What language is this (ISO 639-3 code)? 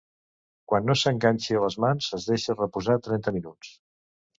cat